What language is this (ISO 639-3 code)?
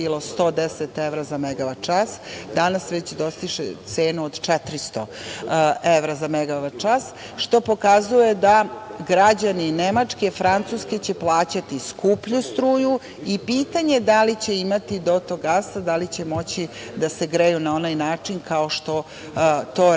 srp